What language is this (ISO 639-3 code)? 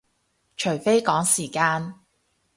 yue